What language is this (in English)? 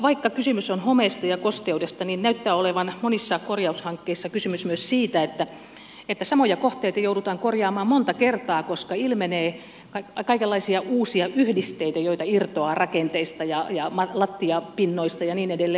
Finnish